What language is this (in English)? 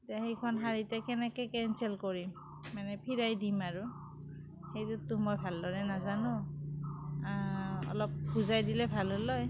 Assamese